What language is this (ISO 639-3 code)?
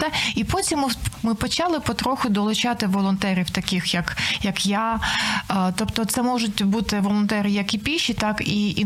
ukr